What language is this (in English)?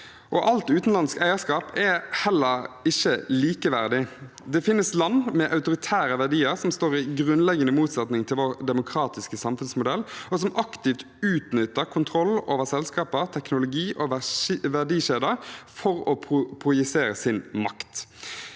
Norwegian